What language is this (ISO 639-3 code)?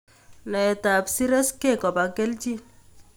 kln